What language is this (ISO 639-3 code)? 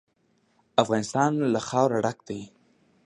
pus